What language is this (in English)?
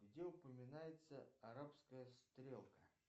Russian